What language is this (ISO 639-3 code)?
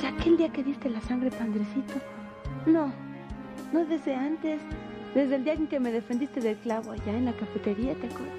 spa